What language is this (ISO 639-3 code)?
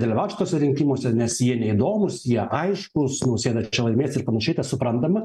lit